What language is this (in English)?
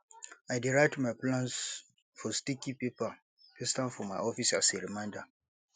Nigerian Pidgin